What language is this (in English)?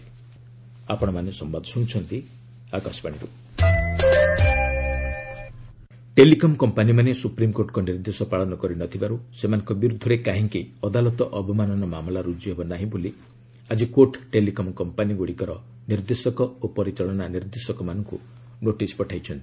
Odia